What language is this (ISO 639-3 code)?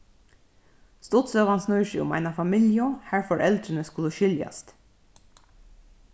fao